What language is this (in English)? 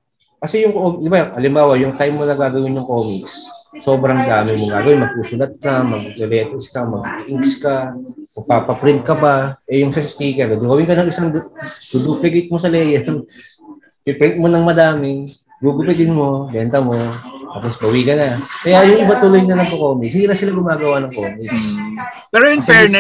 Filipino